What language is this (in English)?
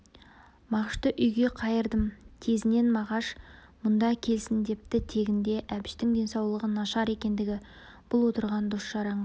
Kazakh